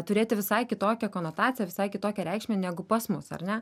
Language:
Lithuanian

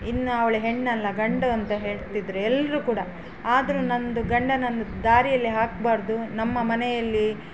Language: Kannada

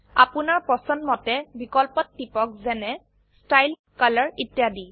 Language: Assamese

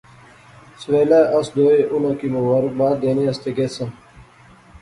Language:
Pahari-Potwari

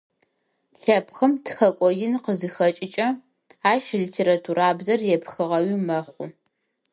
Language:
Adyghe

